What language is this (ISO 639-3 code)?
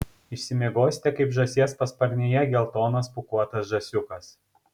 lit